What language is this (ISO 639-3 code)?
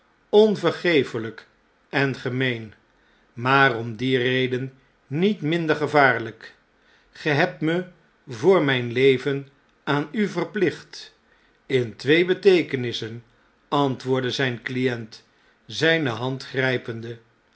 nld